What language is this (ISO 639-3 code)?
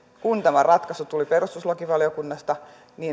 fin